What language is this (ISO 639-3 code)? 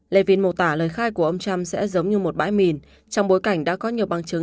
vie